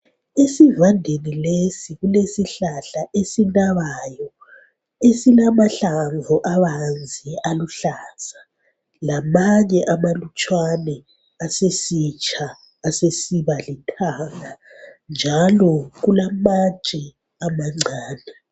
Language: North Ndebele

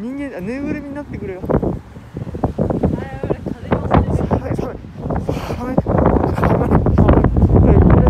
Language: Japanese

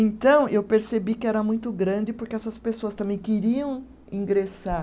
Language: Portuguese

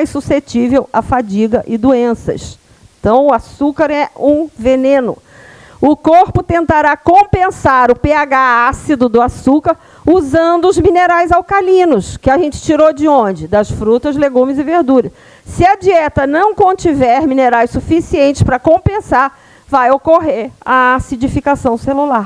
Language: Portuguese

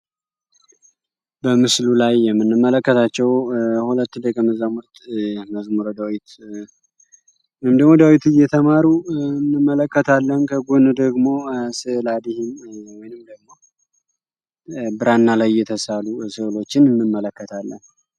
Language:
Amharic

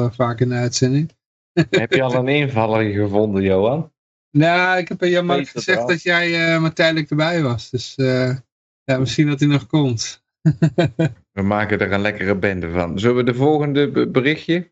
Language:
Dutch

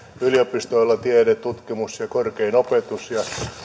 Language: Finnish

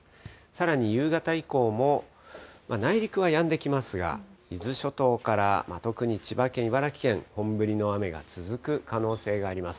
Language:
Japanese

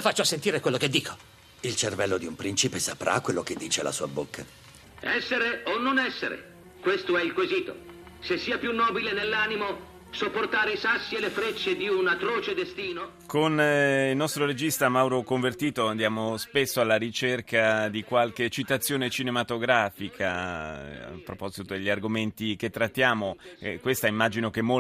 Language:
Italian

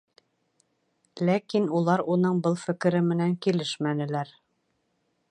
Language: Bashkir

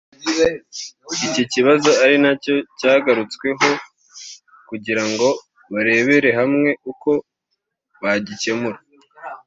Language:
Kinyarwanda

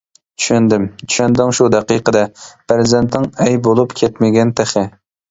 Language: Uyghur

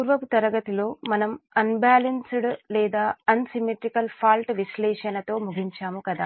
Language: Telugu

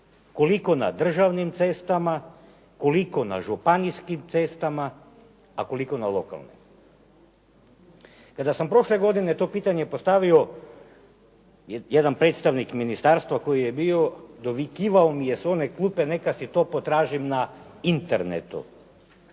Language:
Croatian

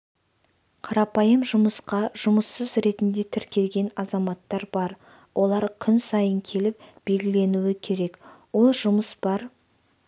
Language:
Kazakh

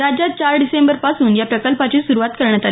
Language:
Marathi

